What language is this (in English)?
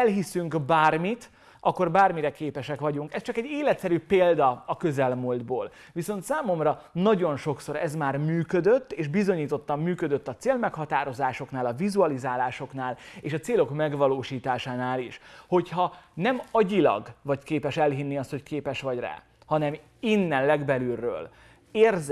Hungarian